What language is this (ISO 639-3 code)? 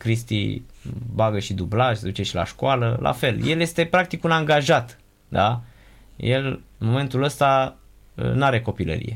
ron